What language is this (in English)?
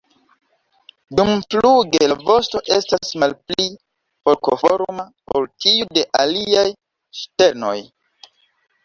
Esperanto